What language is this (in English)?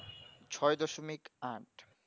Bangla